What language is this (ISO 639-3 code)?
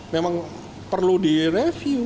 ind